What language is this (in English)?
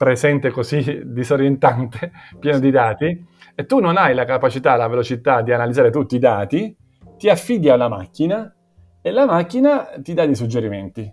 Italian